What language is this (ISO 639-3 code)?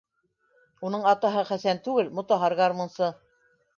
bak